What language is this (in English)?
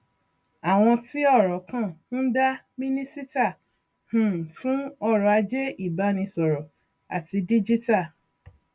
Yoruba